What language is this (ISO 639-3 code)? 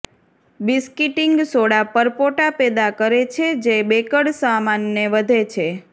guj